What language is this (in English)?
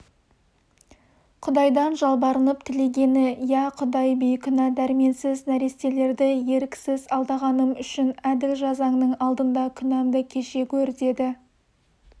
Kazakh